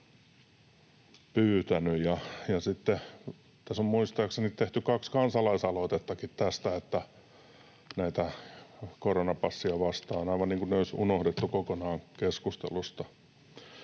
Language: Finnish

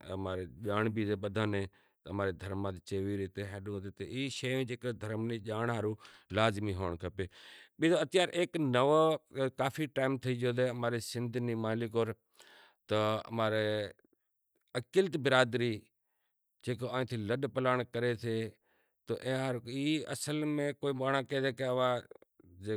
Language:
Kachi Koli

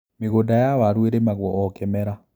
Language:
Kikuyu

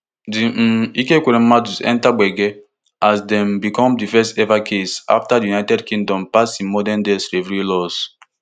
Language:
Nigerian Pidgin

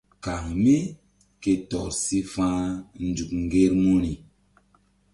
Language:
Mbum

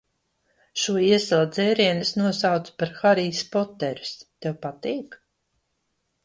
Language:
Latvian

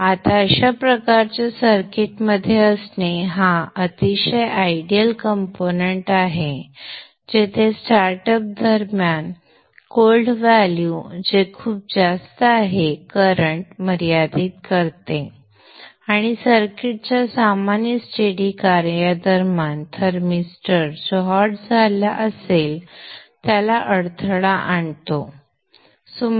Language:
Marathi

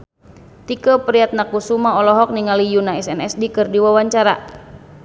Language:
Sundanese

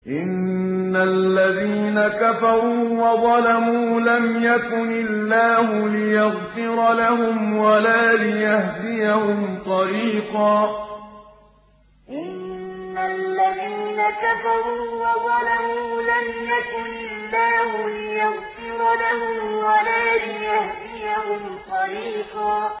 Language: Arabic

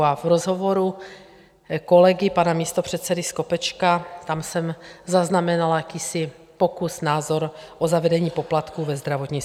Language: Czech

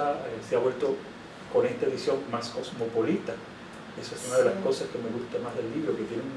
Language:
Spanish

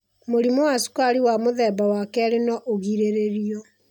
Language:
Kikuyu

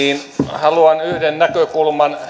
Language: Finnish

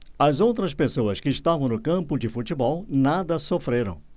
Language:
Portuguese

